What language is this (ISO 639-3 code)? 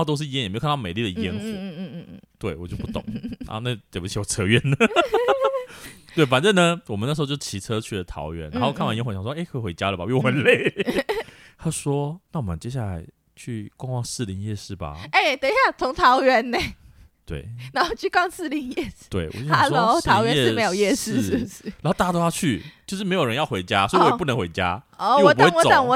zho